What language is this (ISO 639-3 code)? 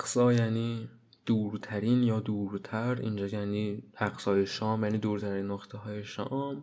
fas